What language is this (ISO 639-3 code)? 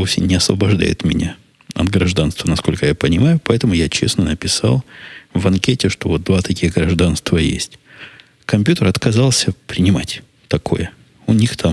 rus